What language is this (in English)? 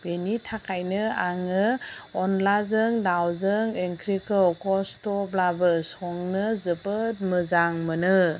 Bodo